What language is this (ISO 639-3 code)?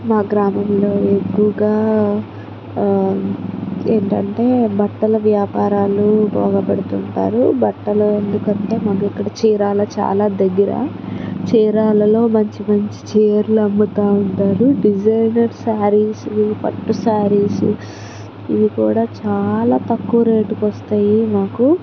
tel